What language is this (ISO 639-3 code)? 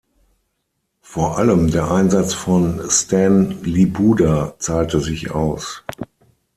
deu